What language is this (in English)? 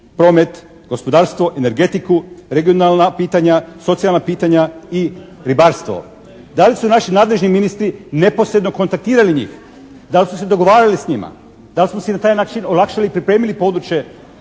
Croatian